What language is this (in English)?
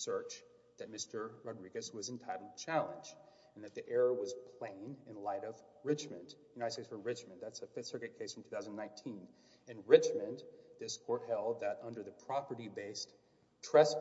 English